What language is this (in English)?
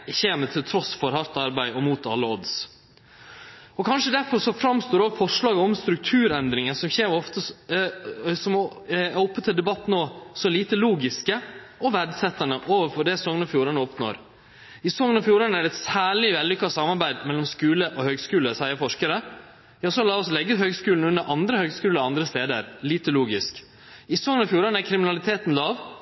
Norwegian Nynorsk